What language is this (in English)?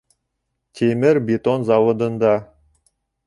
Bashkir